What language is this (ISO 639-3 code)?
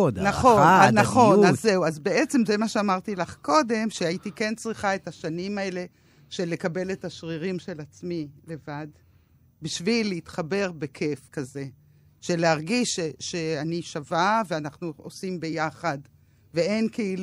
heb